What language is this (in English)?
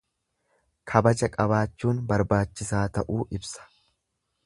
Oromo